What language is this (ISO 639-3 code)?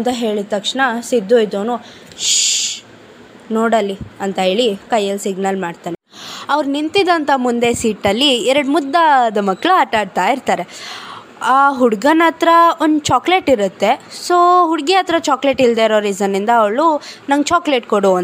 kan